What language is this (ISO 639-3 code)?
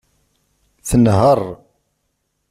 kab